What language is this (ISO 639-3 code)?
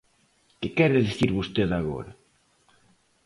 glg